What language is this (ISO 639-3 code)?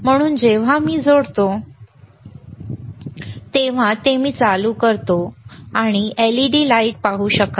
mar